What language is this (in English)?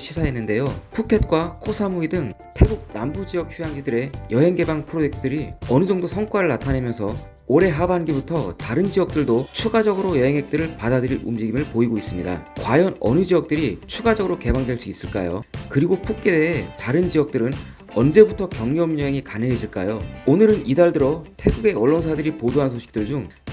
Korean